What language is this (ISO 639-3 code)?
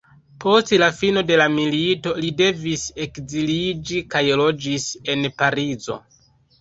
epo